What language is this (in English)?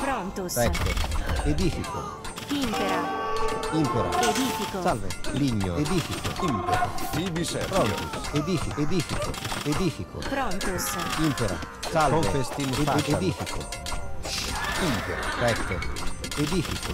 Italian